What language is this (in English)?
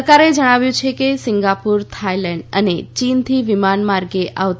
Gujarati